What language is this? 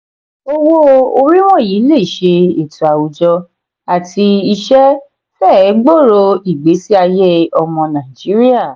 Yoruba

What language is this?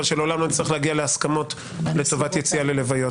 Hebrew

